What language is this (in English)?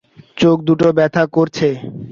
Bangla